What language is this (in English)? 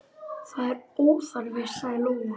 Icelandic